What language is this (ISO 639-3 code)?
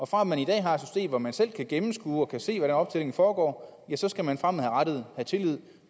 dan